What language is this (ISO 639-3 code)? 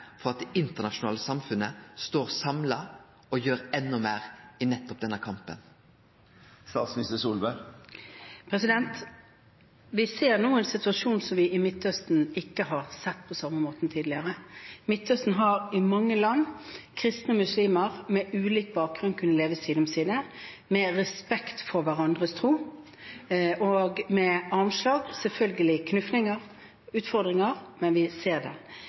nor